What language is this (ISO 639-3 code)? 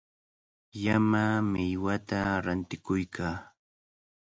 qvl